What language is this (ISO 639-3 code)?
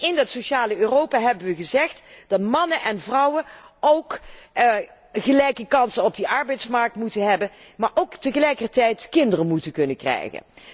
nld